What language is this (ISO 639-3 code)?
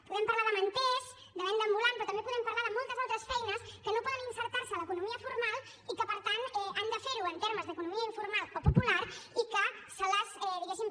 cat